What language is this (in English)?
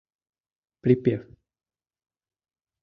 Mari